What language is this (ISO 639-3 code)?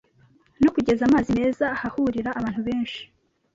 kin